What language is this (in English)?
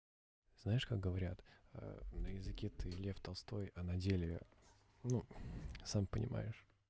Russian